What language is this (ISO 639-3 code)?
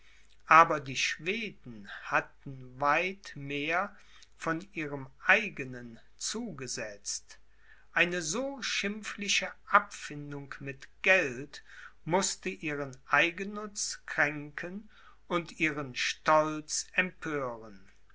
deu